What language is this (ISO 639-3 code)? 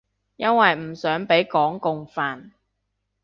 yue